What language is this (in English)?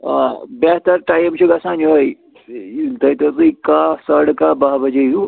Kashmiri